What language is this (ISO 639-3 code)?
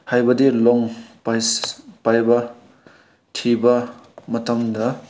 mni